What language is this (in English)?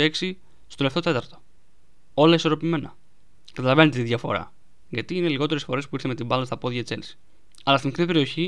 Greek